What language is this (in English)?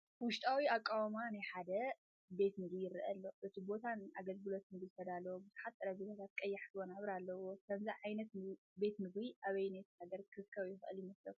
Tigrinya